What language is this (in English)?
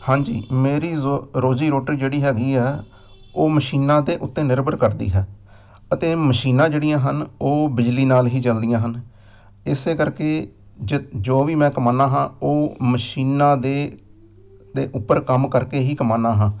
Punjabi